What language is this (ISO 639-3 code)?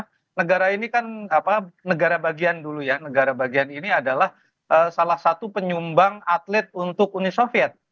ind